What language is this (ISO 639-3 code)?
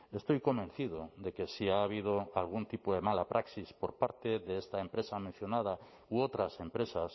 spa